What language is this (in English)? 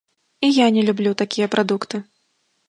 Belarusian